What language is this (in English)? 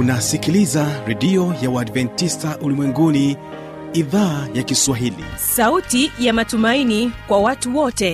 Swahili